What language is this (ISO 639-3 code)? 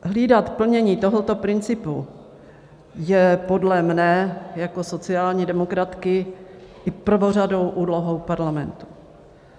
ces